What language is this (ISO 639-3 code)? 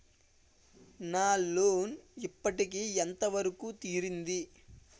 tel